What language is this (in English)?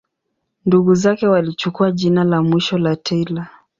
Swahili